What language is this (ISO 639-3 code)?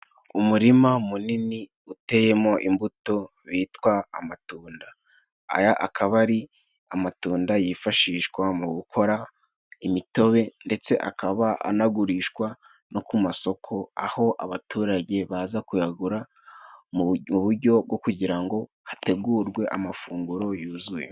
kin